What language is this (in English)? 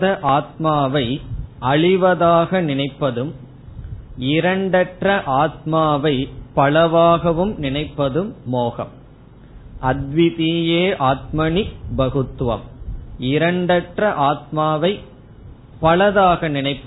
Tamil